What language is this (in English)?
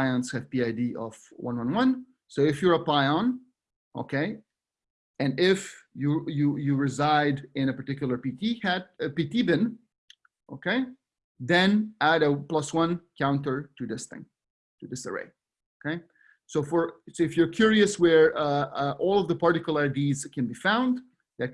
English